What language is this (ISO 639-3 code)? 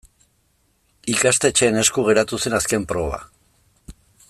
eus